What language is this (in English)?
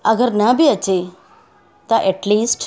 Sindhi